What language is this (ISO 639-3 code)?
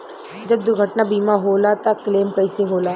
bho